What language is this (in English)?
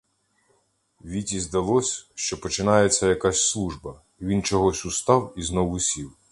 Ukrainian